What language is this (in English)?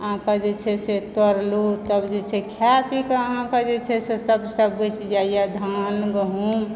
Maithili